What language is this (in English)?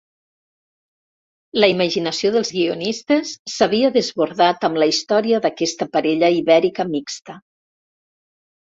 Catalan